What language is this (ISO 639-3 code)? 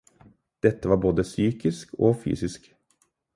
nob